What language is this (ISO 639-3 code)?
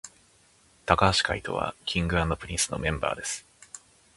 jpn